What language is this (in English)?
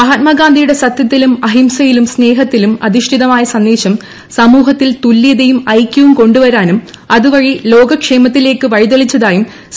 Malayalam